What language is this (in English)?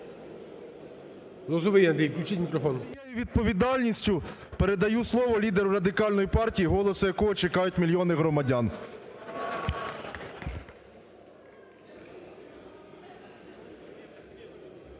Ukrainian